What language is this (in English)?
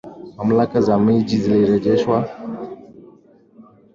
Swahili